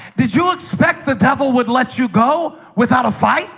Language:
English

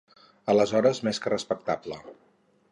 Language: Catalan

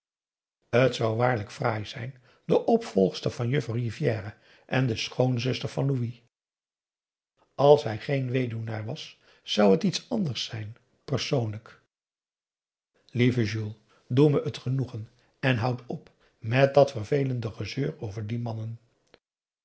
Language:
Dutch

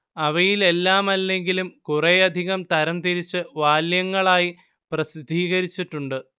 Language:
Malayalam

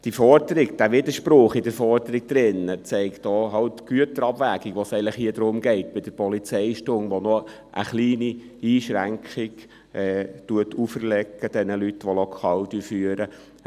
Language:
Swiss German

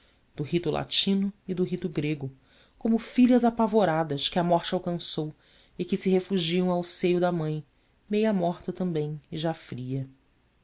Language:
Portuguese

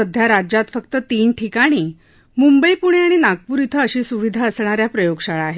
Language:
Marathi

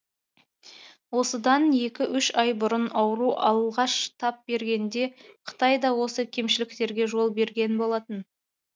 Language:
Kazakh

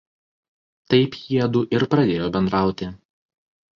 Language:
Lithuanian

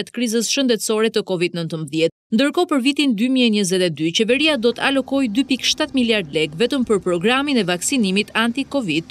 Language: Romanian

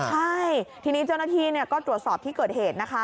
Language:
Thai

